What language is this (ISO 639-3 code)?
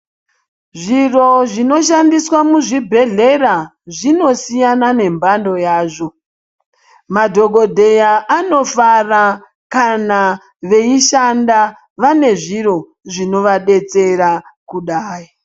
ndc